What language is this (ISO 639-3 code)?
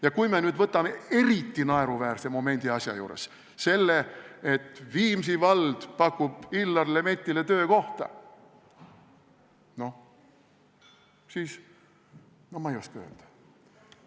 est